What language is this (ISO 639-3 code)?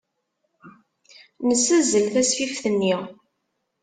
kab